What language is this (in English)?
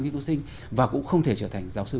Vietnamese